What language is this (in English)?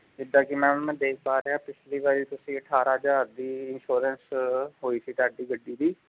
Punjabi